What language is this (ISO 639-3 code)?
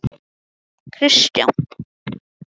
isl